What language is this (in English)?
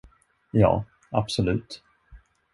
Swedish